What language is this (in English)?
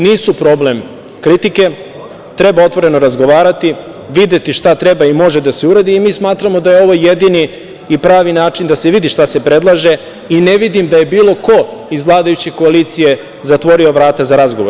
Serbian